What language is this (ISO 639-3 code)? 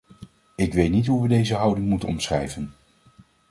nld